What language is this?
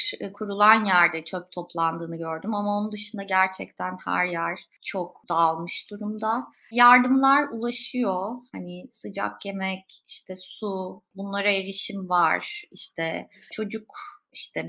Turkish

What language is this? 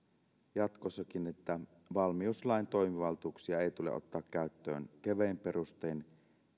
Finnish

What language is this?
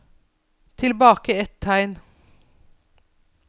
Norwegian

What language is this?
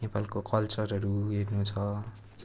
Nepali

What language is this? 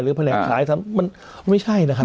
Thai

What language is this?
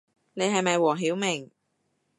Cantonese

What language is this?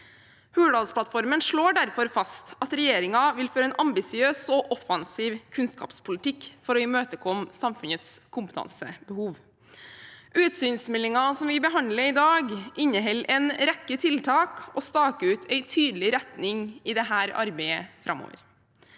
Norwegian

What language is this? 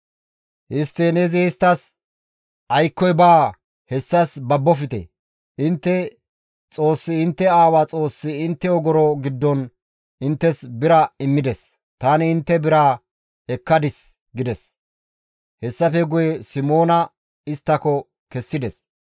Gamo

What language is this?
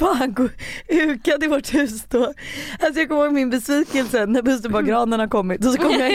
Swedish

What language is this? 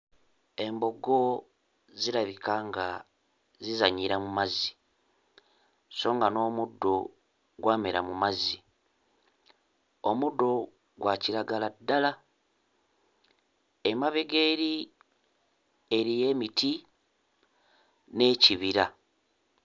Ganda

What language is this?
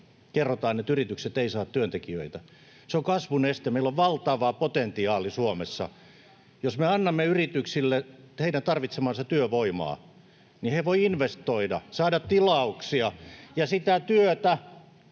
Finnish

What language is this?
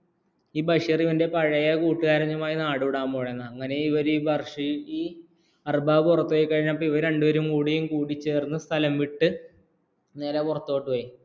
Malayalam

